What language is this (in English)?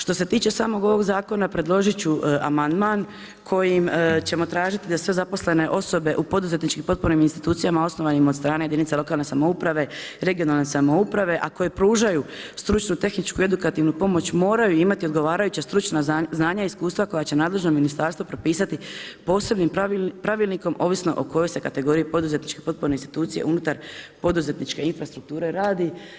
Croatian